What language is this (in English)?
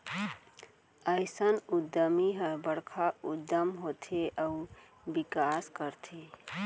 Chhattisgarhi